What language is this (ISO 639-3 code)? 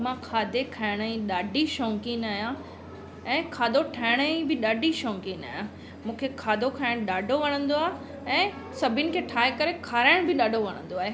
snd